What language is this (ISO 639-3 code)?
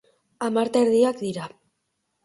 eus